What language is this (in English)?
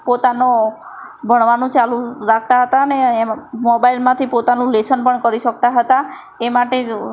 Gujarati